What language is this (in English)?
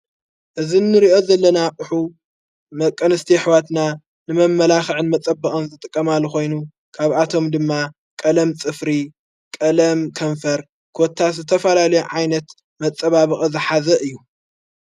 Tigrinya